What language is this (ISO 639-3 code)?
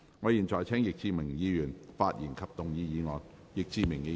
yue